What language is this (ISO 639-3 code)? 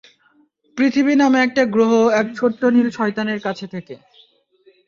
ben